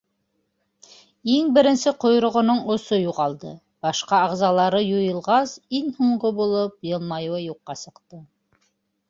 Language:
Bashkir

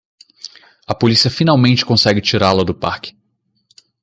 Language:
Portuguese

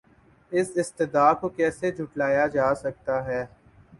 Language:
Urdu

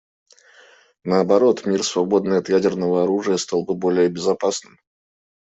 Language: Russian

